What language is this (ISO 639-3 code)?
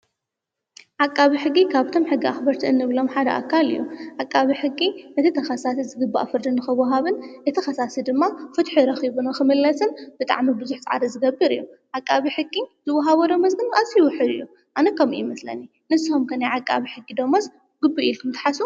tir